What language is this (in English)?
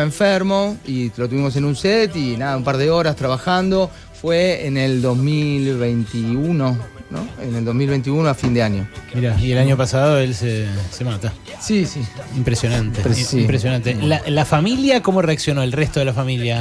Spanish